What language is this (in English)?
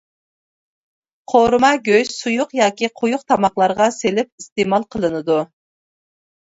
Uyghur